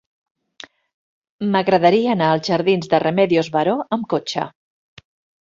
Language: Catalan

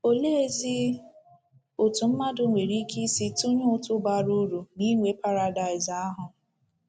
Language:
Igbo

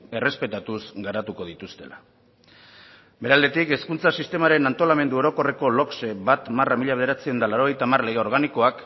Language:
Basque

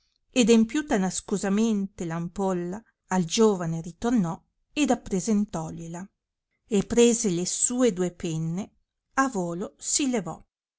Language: Italian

